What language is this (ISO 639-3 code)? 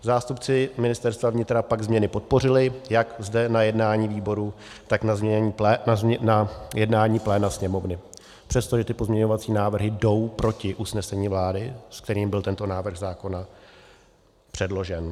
ces